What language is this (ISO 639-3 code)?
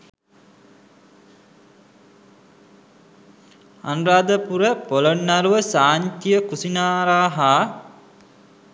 sin